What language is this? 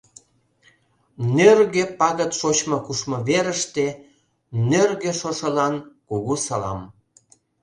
Mari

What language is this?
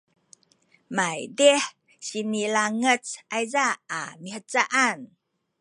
Sakizaya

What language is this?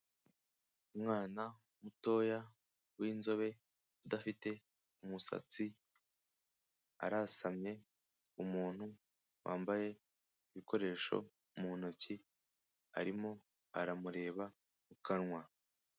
Kinyarwanda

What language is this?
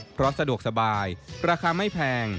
Thai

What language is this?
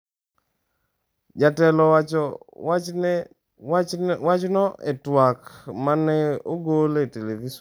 Luo (Kenya and Tanzania)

